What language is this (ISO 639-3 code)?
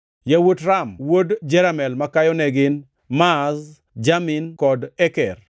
luo